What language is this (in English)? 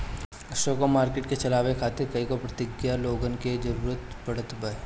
Bhojpuri